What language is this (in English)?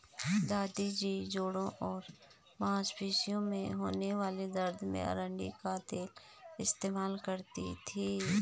Hindi